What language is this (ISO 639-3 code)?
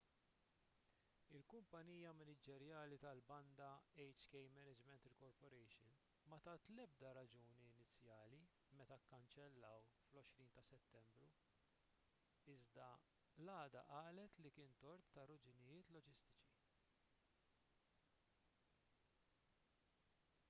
mlt